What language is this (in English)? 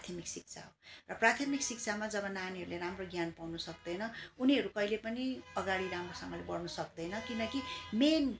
Nepali